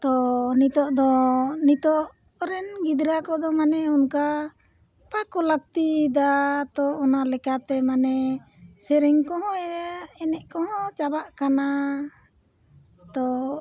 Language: Santali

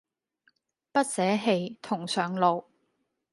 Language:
Cantonese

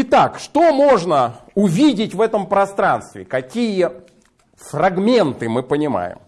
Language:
Russian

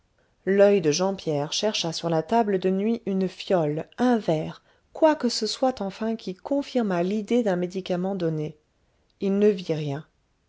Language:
French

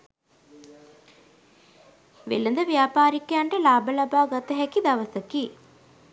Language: Sinhala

